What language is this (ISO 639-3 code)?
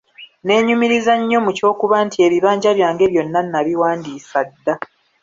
lug